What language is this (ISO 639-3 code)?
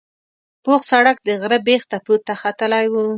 pus